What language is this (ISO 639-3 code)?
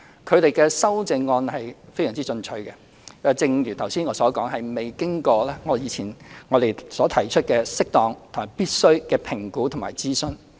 yue